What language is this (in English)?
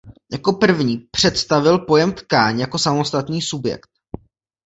Czech